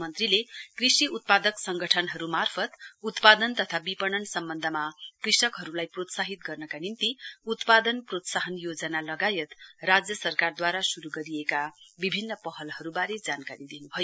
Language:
Nepali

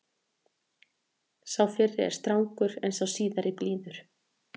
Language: Icelandic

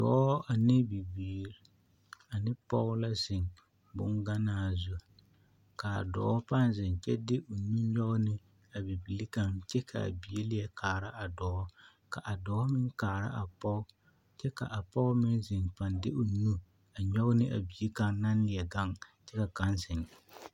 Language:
Southern Dagaare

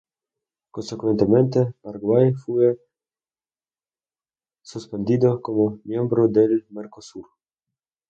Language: Spanish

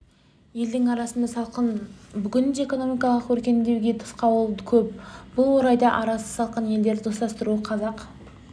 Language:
Kazakh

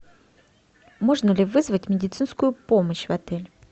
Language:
Russian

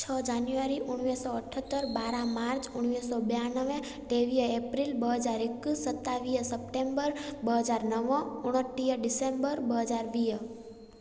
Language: Sindhi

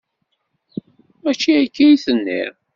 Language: Kabyle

